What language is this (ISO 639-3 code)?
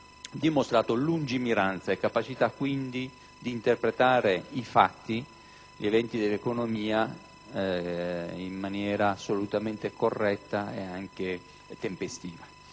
ita